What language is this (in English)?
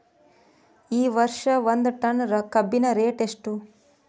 Kannada